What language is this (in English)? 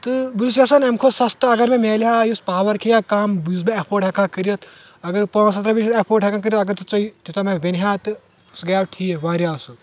Kashmiri